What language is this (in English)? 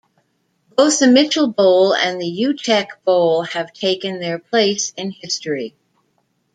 English